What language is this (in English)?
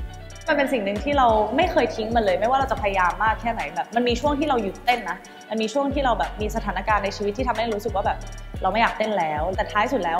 Thai